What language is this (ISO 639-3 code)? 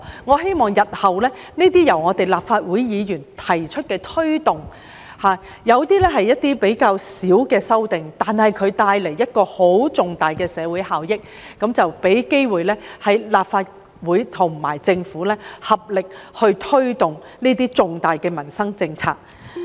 yue